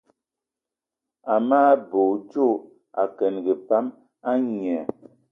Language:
Eton (Cameroon)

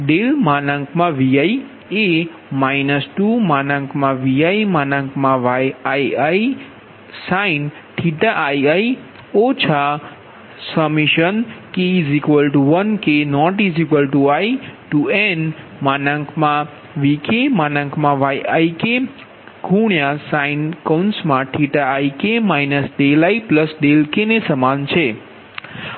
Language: Gujarati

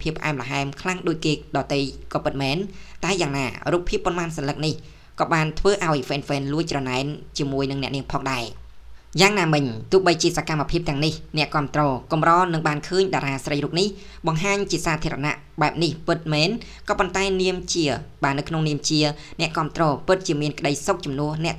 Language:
Thai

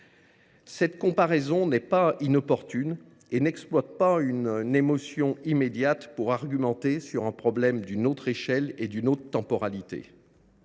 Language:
French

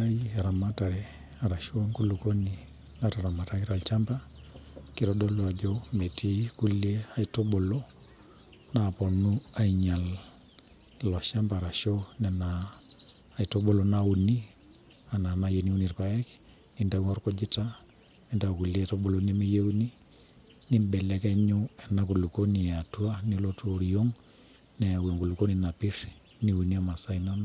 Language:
Masai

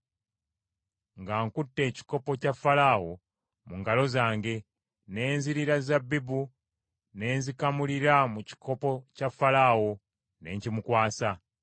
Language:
Ganda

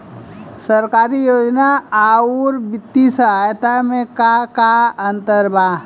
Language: Bhojpuri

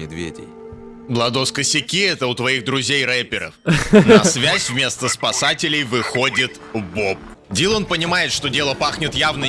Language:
Russian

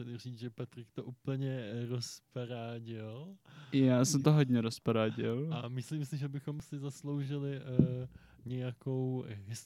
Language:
Czech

